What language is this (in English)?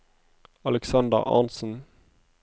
Norwegian